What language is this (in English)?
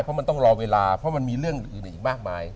Thai